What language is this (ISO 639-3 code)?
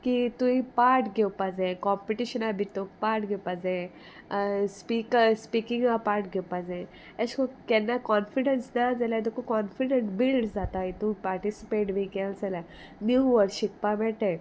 kok